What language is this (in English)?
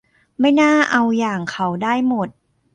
Thai